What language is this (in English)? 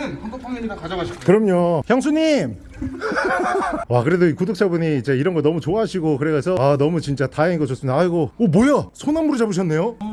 Korean